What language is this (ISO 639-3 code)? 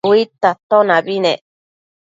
mcf